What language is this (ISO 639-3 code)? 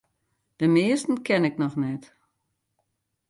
fry